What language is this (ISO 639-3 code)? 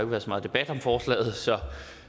dan